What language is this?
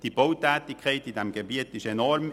Swiss German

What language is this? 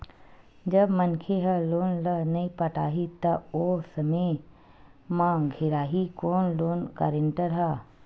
Chhattisgarhi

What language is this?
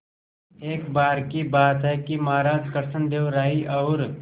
Hindi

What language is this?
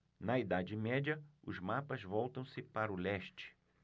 Portuguese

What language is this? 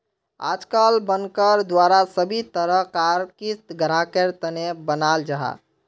Magahi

